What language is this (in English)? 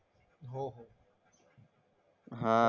Marathi